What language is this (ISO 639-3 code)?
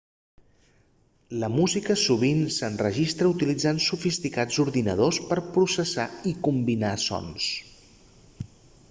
cat